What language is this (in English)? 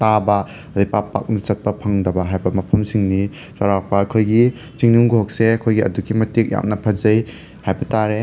Manipuri